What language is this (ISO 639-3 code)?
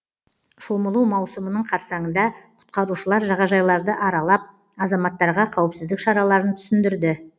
kaz